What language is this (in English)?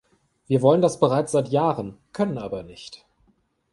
German